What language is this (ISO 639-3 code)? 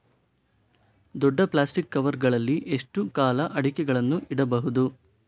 kan